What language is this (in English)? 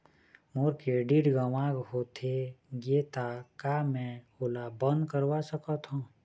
Chhattisgarhi